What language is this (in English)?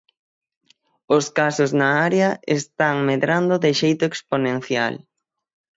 Galician